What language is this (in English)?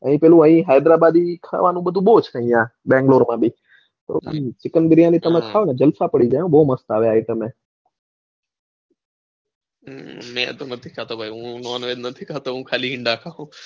Gujarati